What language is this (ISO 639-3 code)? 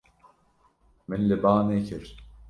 kur